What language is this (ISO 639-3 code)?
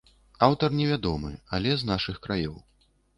bel